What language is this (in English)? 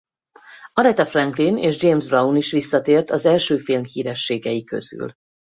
Hungarian